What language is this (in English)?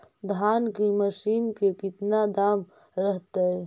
Magahi